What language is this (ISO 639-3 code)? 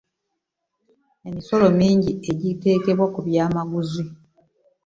lug